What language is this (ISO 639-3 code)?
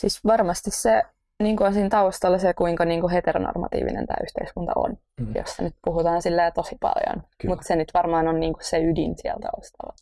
fin